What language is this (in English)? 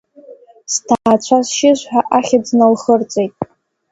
Abkhazian